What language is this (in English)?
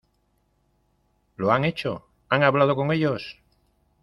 Spanish